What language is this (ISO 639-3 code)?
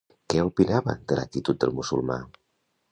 cat